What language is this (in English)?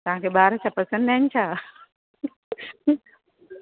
Sindhi